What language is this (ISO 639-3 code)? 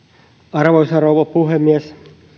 fin